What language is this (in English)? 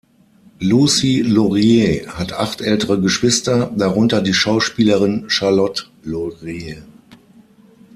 German